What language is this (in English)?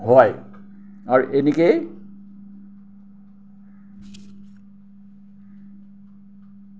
Assamese